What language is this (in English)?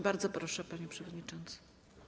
Polish